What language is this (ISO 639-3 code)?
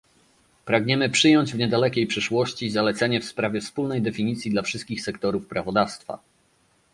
pol